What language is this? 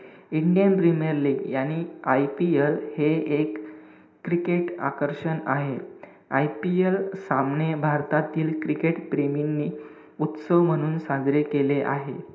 Marathi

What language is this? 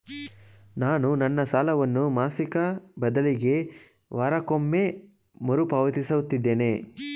Kannada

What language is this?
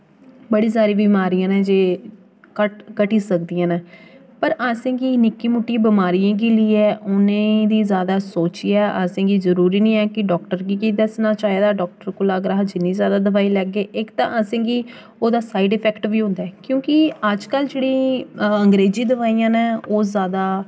Dogri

